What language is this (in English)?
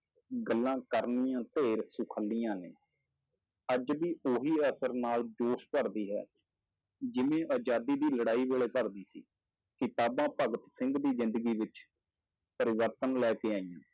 Punjabi